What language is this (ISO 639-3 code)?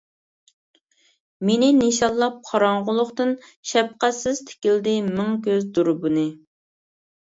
uig